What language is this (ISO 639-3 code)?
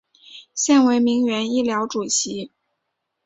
zho